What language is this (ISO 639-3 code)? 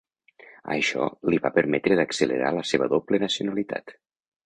cat